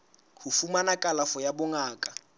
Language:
Southern Sotho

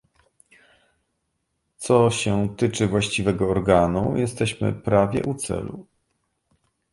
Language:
Polish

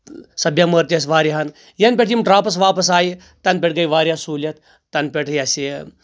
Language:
Kashmiri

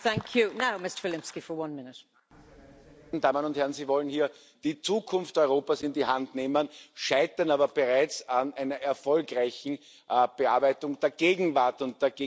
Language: German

